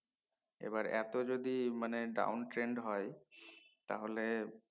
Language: Bangla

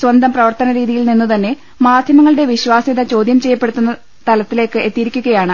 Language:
Malayalam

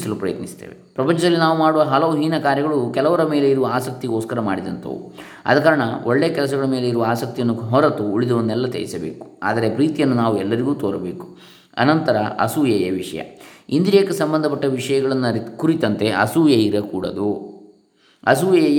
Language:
Kannada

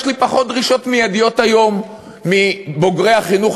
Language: Hebrew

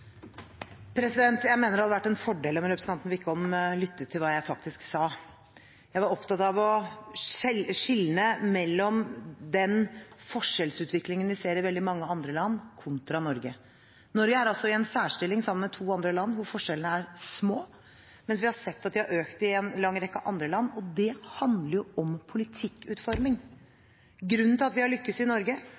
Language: Norwegian Bokmål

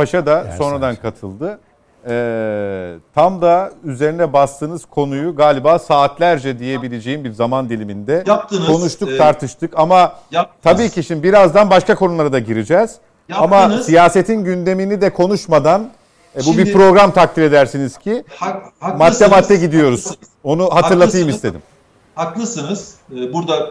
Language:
Turkish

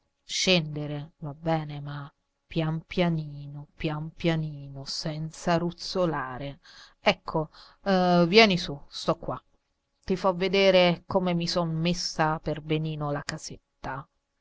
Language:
Italian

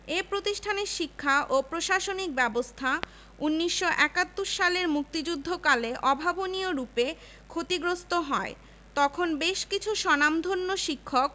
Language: Bangla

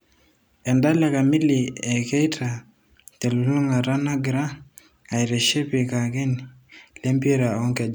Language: Masai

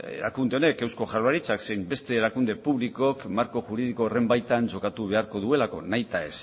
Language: Basque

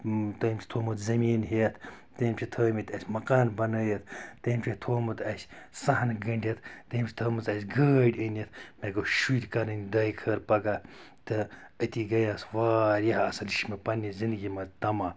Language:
Kashmiri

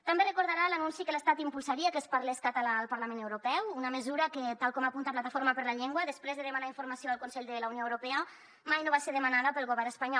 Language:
Catalan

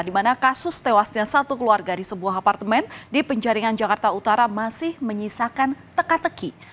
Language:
Indonesian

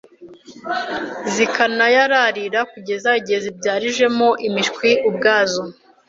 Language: Kinyarwanda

